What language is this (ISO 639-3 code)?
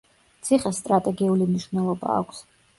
kat